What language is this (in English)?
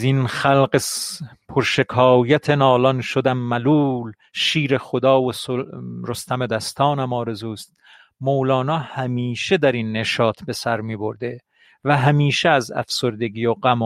Persian